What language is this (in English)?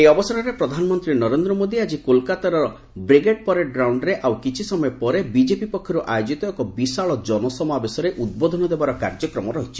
Odia